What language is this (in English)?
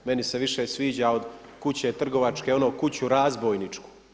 Croatian